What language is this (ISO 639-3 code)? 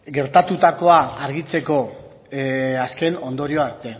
eus